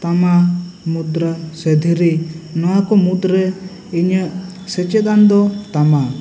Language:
Santali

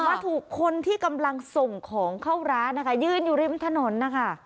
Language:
Thai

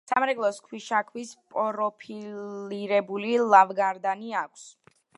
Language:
Georgian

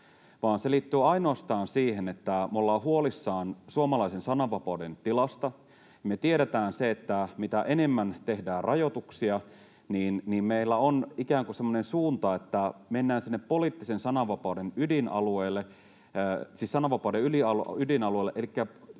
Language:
Finnish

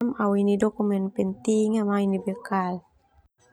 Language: Termanu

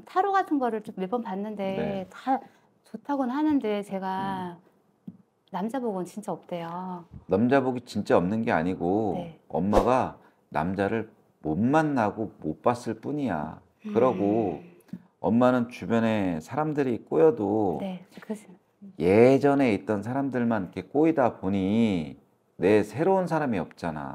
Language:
Korean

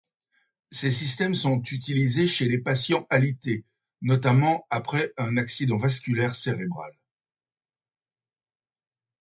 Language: French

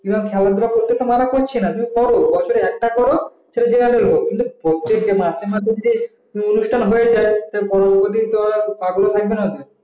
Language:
Bangla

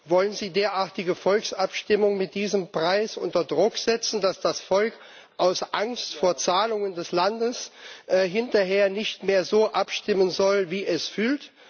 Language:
German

